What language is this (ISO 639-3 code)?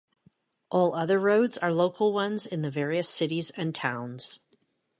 eng